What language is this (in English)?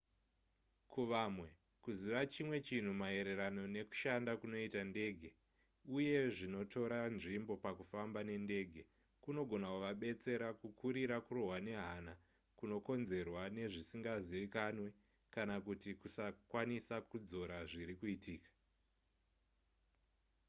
Shona